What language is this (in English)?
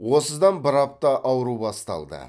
Kazakh